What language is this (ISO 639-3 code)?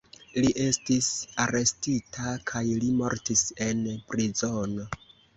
epo